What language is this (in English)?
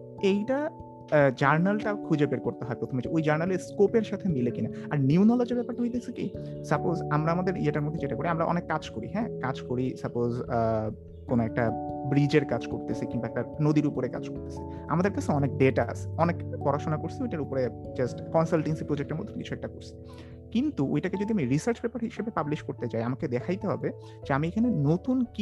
Bangla